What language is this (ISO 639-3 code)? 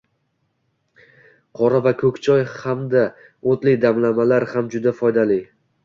uzb